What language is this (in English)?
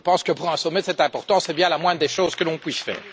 French